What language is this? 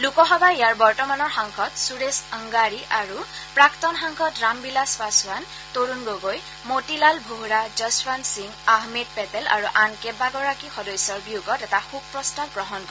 Assamese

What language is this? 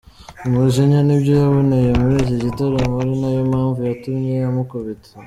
Kinyarwanda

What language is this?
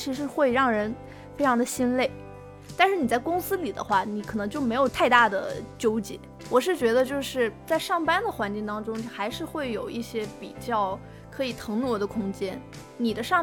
Chinese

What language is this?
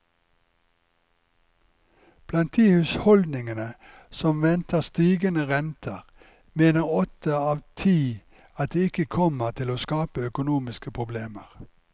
Norwegian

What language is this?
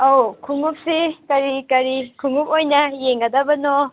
Manipuri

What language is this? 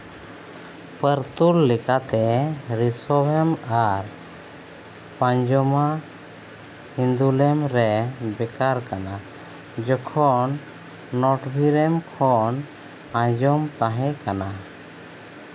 Santali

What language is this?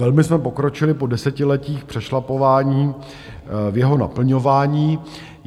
Czech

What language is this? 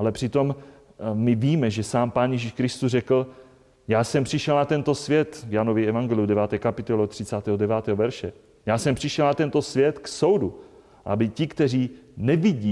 Czech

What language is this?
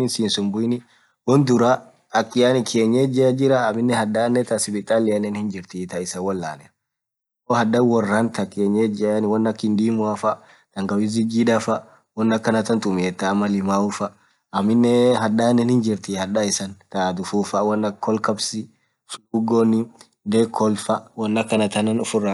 Orma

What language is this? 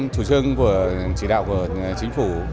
Vietnamese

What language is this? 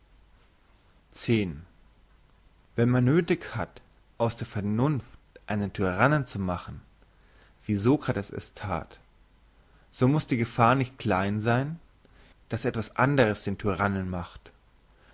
German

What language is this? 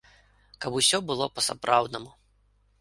Belarusian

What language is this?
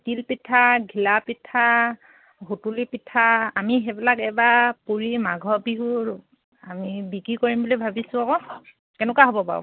Assamese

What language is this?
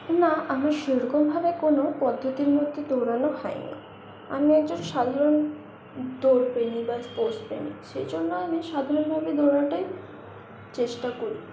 Bangla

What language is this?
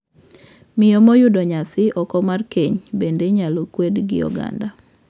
Luo (Kenya and Tanzania)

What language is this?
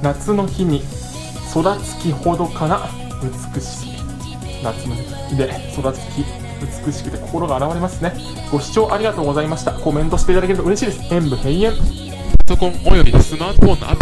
Japanese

